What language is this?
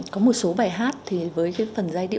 Vietnamese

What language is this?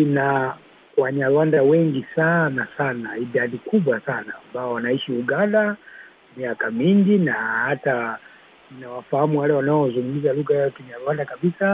Swahili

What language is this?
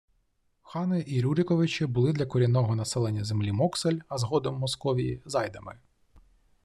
Ukrainian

